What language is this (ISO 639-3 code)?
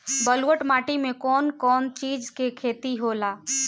bho